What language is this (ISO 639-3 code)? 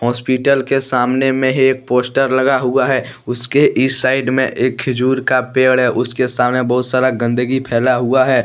hin